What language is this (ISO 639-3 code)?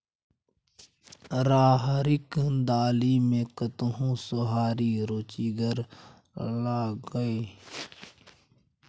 mai